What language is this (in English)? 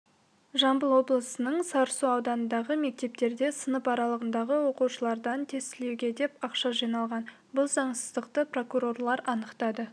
Kazakh